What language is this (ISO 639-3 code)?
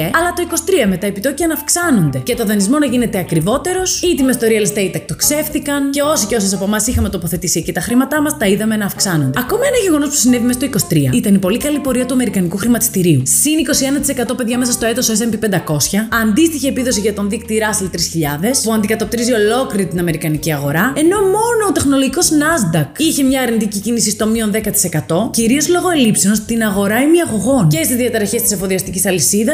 ell